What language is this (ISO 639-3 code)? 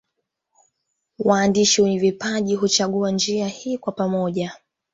swa